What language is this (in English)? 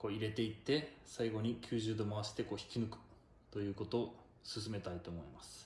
Japanese